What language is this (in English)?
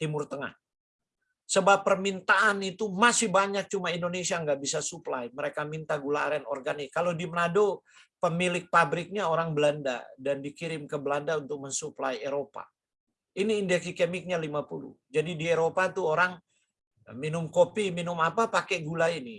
Indonesian